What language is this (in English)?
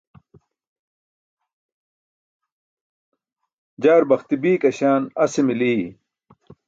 Burushaski